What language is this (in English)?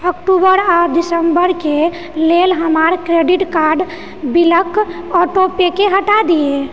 Maithili